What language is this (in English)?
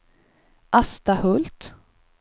Swedish